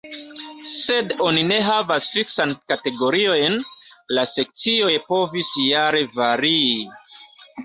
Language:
Esperanto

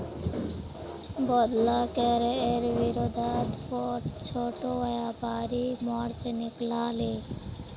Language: Magahi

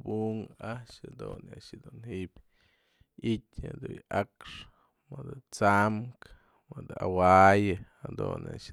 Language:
Mazatlán Mixe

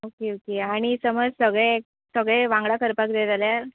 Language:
Konkani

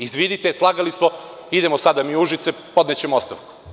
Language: Serbian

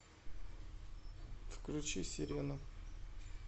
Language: Russian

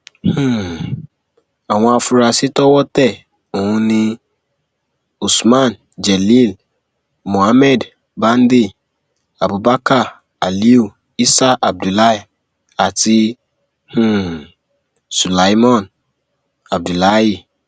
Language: Yoruba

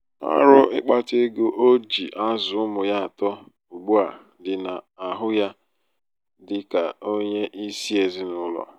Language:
Igbo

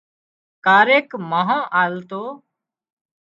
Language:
Wadiyara Koli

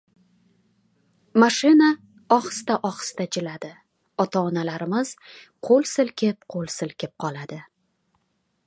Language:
Uzbek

